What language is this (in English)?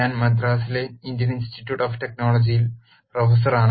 Malayalam